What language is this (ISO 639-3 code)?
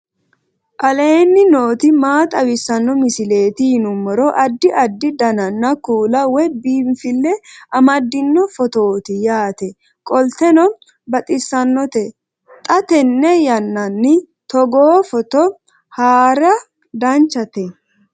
sid